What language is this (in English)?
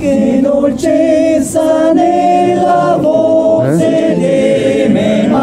Italian